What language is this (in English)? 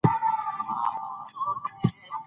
Pashto